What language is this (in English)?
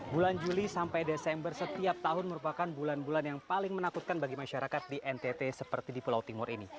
Indonesian